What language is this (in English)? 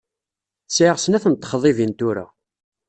Kabyle